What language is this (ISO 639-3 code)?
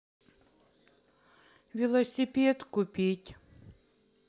rus